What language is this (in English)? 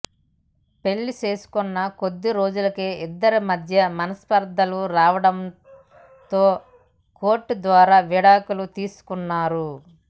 Telugu